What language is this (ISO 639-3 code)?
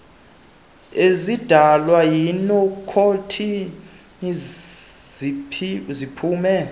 xho